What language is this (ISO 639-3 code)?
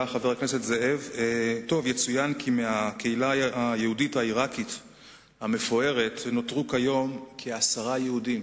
heb